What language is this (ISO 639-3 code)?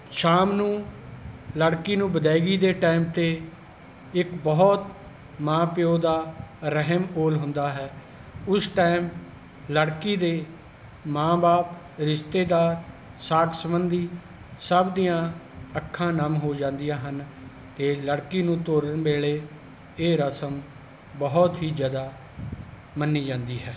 pan